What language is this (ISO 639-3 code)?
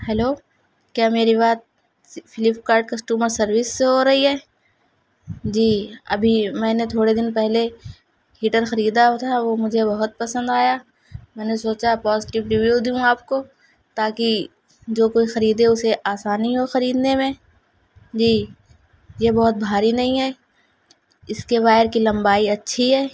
urd